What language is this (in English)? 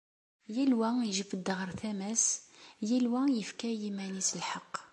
Kabyle